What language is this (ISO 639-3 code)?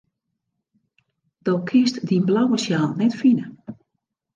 fry